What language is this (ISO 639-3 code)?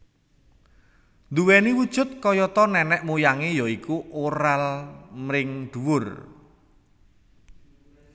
jav